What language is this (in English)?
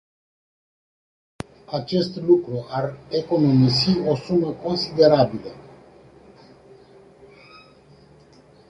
Romanian